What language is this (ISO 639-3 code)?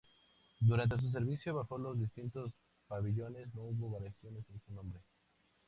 spa